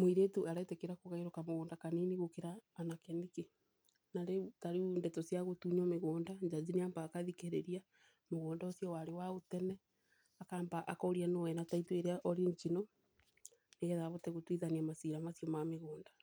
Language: Kikuyu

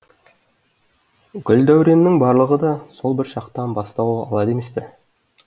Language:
Kazakh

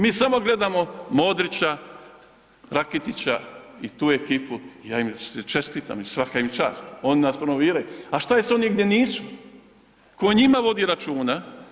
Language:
Croatian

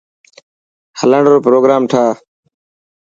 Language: Dhatki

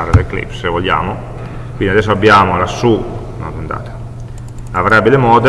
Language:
Italian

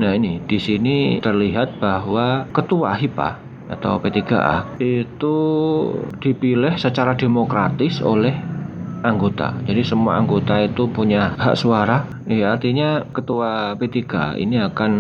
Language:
Indonesian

